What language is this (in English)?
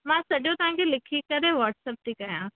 Sindhi